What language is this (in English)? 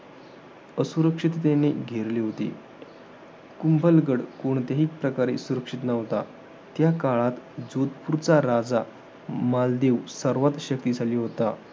Marathi